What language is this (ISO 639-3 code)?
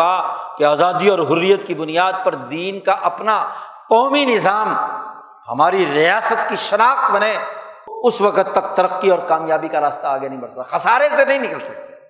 urd